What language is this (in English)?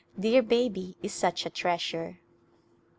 English